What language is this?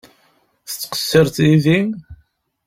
Kabyle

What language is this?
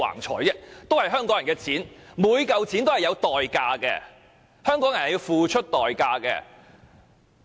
Cantonese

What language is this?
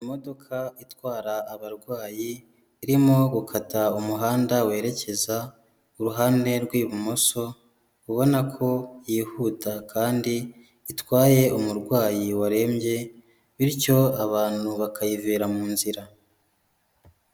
Kinyarwanda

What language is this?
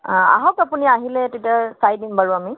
Assamese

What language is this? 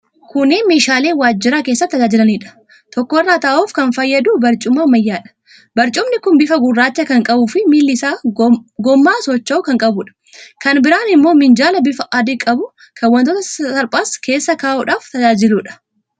Oromo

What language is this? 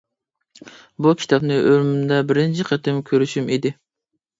Uyghur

